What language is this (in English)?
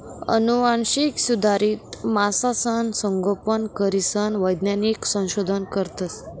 Marathi